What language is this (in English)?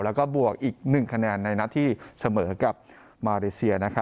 Thai